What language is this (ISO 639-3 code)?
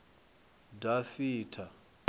ven